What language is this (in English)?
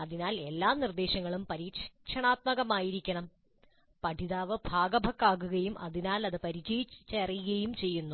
Malayalam